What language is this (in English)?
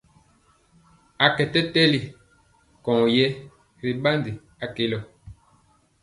Mpiemo